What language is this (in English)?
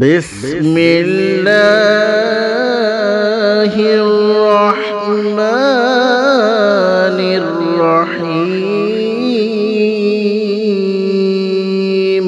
Arabic